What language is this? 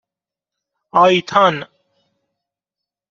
Persian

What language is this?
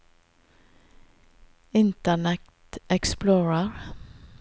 Norwegian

